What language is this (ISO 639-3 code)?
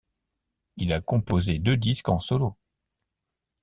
fra